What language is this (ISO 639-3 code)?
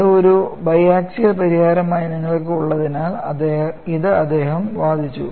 mal